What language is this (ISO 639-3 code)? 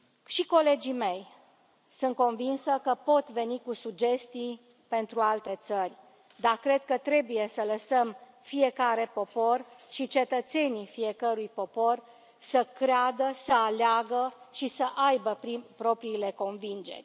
ron